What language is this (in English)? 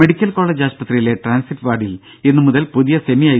Malayalam